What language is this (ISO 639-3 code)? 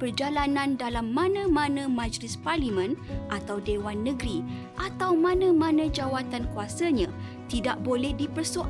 msa